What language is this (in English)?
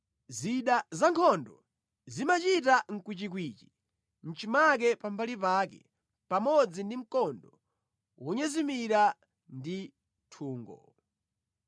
Nyanja